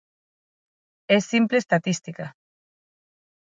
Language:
Galician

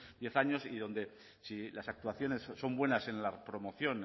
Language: Spanish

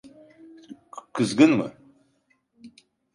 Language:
Turkish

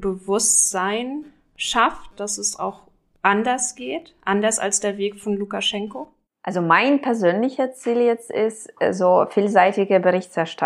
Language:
German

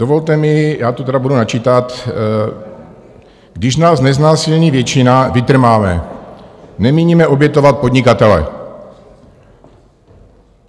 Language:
Czech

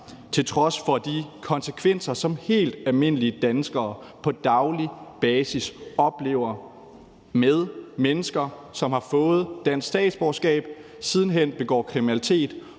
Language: Danish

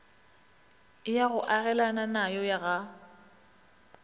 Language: Northern Sotho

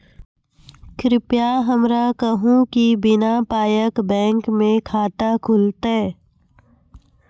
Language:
Maithili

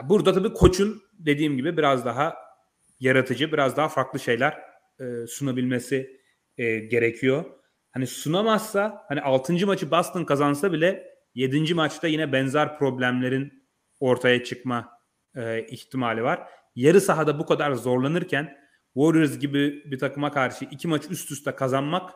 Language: Turkish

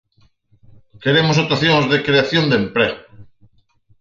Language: Galician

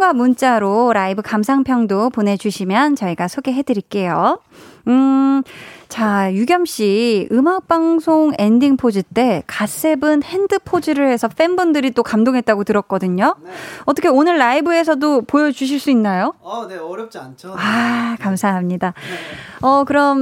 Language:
Korean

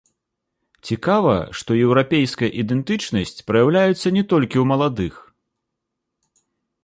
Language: Belarusian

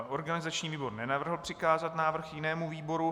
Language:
Czech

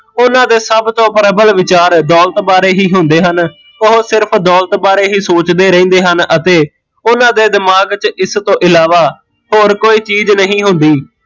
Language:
Punjabi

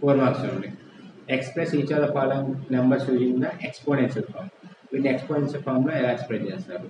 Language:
Telugu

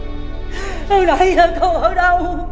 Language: Vietnamese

